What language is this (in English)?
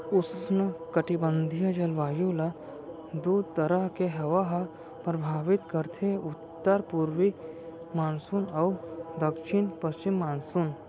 Chhattisgarhi